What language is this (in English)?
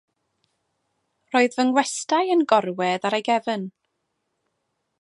Welsh